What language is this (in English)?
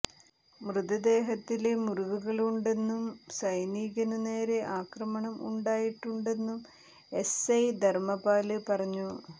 Malayalam